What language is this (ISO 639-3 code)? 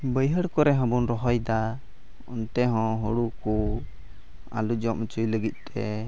sat